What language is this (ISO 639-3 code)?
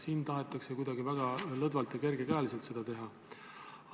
est